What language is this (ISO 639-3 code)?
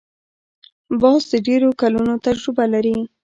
pus